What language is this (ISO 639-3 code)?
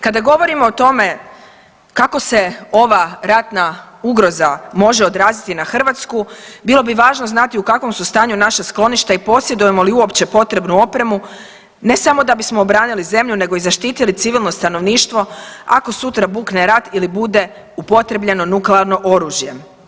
hrv